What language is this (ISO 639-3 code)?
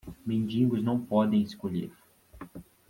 por